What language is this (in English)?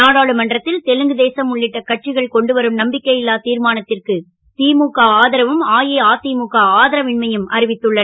Tamil